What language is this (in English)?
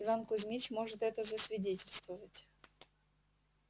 Russian